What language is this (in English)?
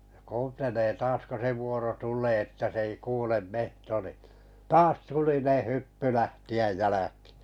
Finnish